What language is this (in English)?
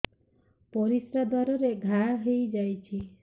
Odia